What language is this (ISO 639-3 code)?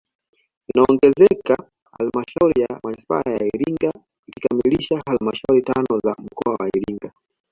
swa